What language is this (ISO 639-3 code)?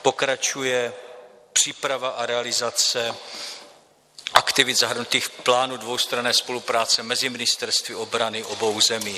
ces